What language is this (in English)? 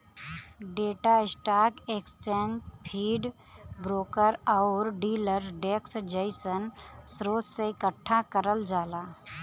Bhojpuri